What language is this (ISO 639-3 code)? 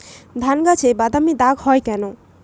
ben